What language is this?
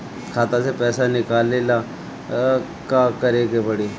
Bhojpuri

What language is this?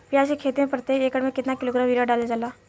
Bhojpuri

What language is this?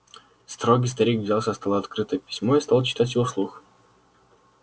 Russian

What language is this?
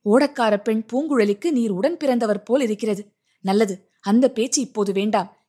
Tamil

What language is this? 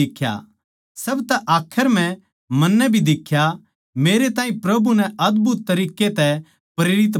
Haryanvi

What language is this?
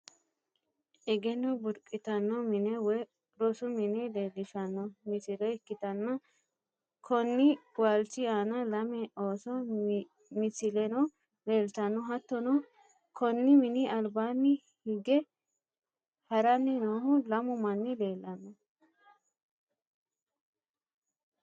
Sidamo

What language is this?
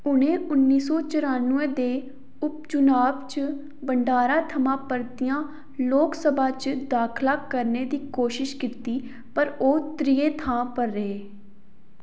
Dogri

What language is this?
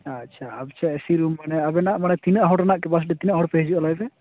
Santali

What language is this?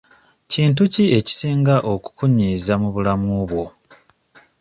Ganda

